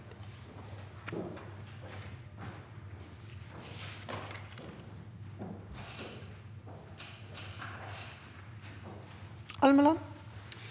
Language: Norwegian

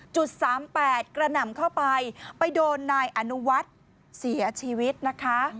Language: Thai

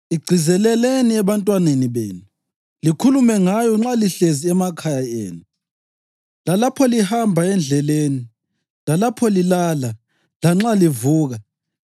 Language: North Ndebele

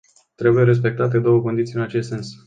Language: Romanian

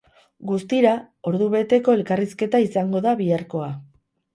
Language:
Basque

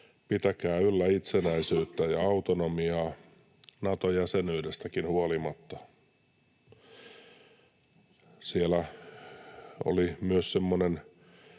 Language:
Finnish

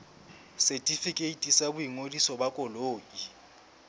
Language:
Southern Sotho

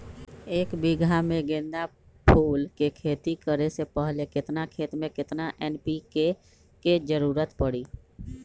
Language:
Magahi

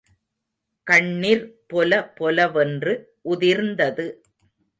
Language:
Tamil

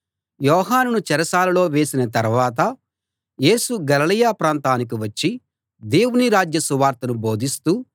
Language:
Telugu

